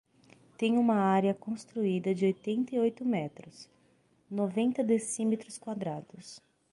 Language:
Portuguese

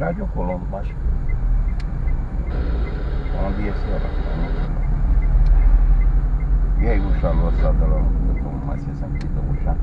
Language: Romanian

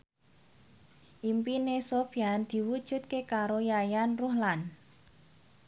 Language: Javanese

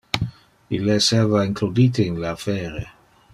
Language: Interlingua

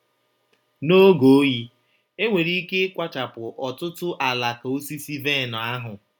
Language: Igbo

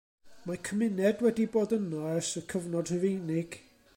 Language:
Welsh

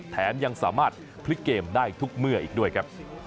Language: Thai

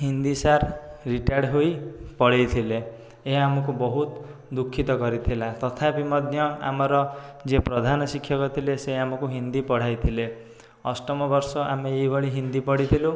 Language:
Odia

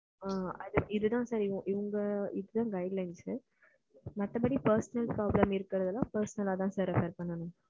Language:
Tamil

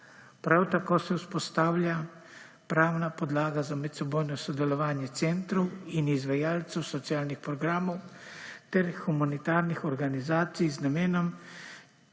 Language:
Slovenian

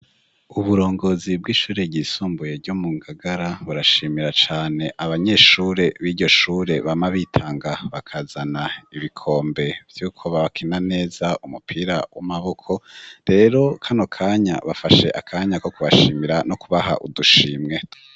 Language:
Rundi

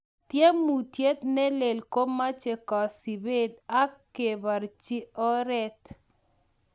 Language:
Kalenjin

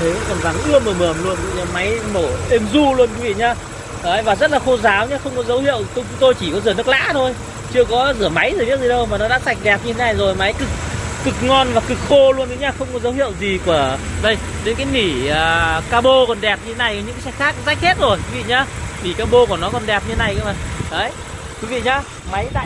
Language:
Vietnamese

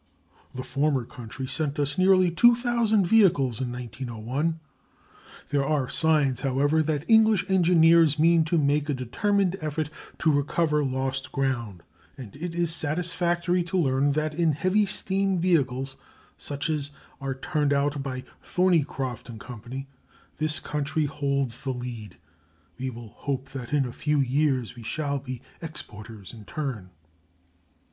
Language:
English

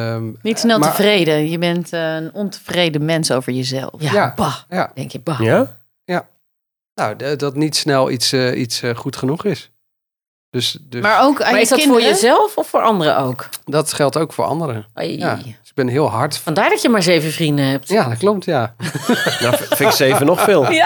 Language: Dutch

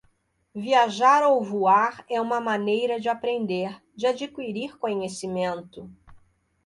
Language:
Portuguese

